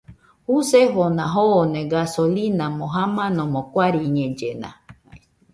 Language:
Nüpode Huitoto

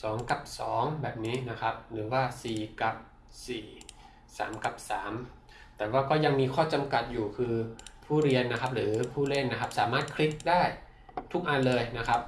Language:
Thai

